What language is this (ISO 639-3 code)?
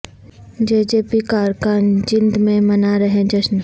urd